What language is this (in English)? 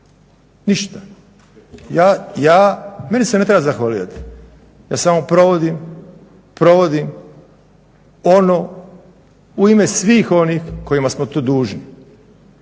Croatian